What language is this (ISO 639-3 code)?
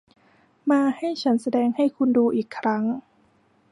tha